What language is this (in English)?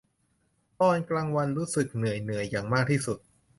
Thai